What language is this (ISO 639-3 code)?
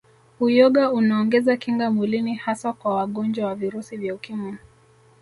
swa